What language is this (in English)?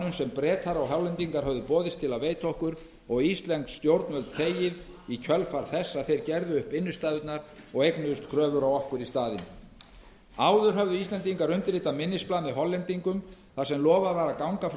Icelandic